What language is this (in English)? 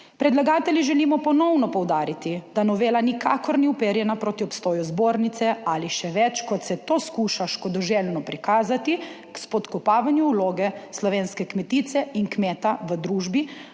Slovenian